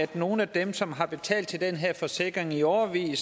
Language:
Danish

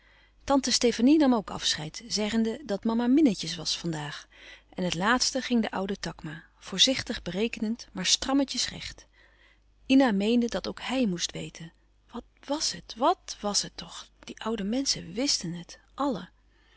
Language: Dutch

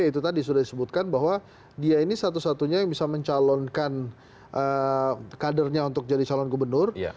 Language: Indonesian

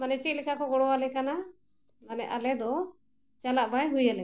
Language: Santali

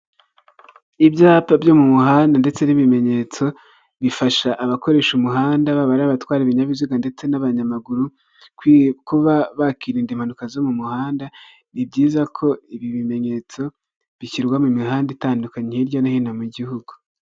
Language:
Kinyarwanda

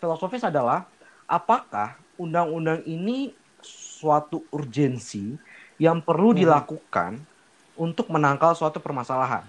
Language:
Indonesian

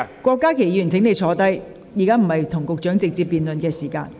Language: Cantonese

